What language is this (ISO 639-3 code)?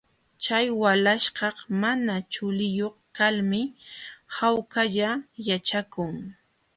qxw